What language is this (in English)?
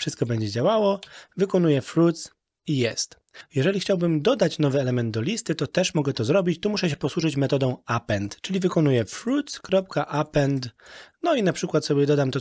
Polish